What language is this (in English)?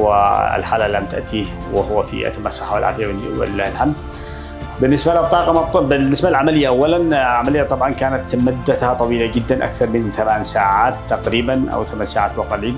Arabic